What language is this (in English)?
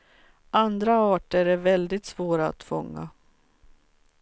Swedish